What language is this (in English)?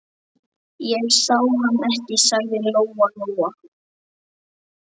Icelandic